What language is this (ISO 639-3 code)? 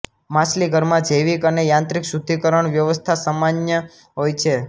guj